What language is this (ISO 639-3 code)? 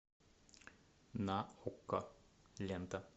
rus